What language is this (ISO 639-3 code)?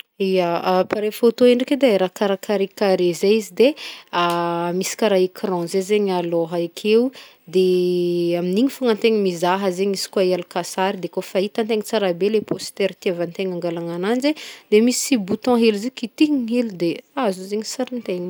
bmm